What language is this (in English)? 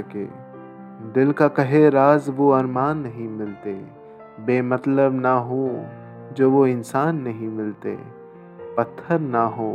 Hindi